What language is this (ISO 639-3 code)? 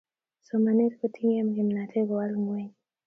kln